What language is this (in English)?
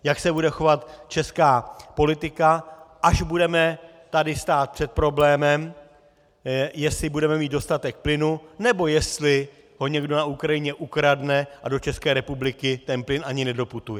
Czech